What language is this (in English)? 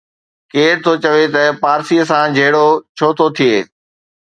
Sindhi